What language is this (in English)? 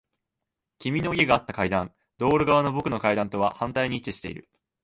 Japanese